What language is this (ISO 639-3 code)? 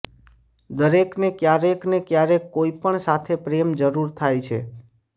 guj